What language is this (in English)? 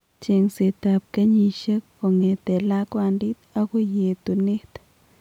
Kalenjin